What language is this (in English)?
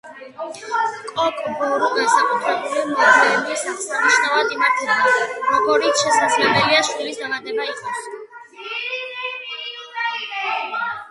Georgian